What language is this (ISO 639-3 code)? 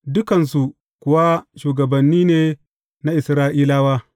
hau